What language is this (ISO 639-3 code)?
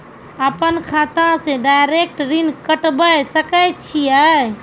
mai